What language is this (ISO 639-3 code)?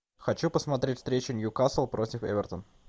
rus